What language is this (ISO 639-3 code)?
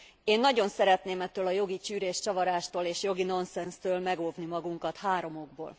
hun